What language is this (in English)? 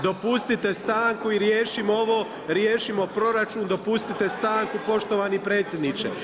Croatian